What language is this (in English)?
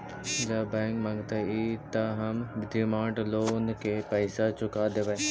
Magahi